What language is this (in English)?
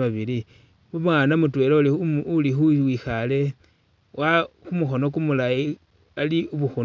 Masaaba